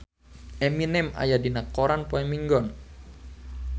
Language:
Sundanese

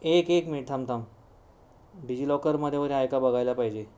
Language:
Marathi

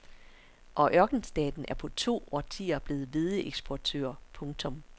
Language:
Danish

